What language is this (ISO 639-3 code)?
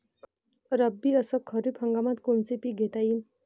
mar